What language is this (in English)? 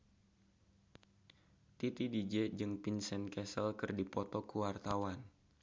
Sundanese